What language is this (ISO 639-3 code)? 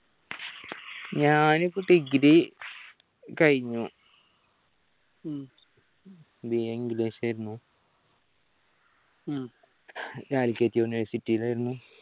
mal